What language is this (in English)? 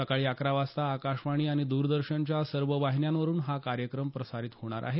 Marathi